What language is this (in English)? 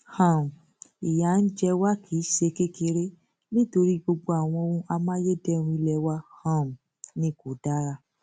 Yoruba